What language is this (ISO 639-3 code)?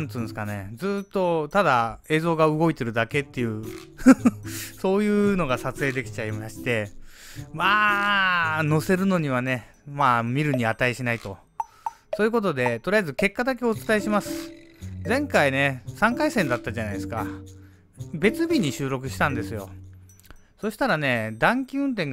jpn